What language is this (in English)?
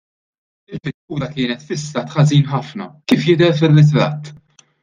Maltese